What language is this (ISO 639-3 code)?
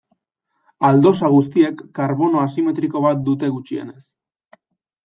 eus